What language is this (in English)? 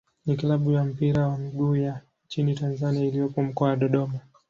Swahili